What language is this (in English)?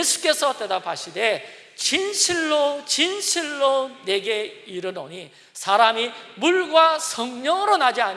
Korean